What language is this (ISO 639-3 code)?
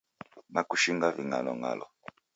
dav